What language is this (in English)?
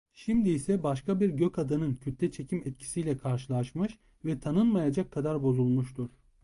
Turkish